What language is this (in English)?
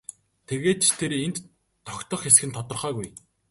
Mongolian